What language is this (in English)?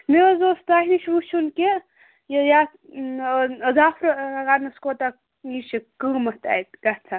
Kashmiri